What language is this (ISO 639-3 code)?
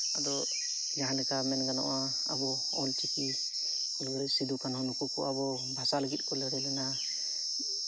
sat